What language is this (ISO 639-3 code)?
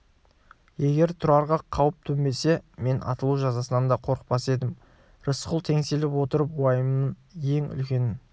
kaz